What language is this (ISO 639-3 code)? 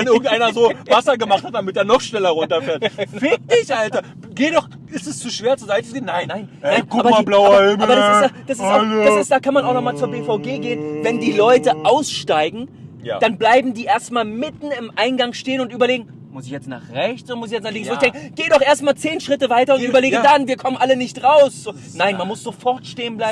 deu